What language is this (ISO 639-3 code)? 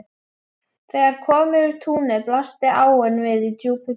isl